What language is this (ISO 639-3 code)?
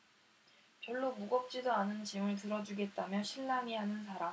kor